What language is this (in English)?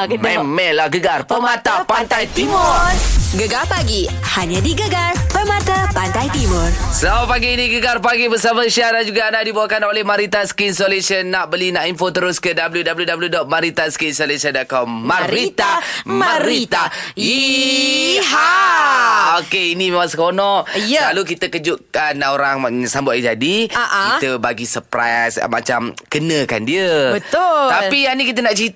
Malay